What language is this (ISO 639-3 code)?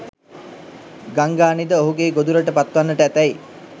sin